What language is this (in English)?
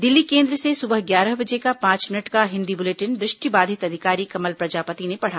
Hindi